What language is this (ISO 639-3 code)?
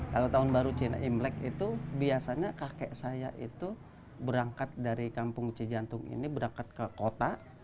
ind